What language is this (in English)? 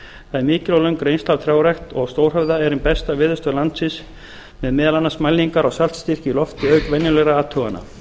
Icelandic